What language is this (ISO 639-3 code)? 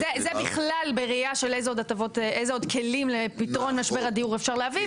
heb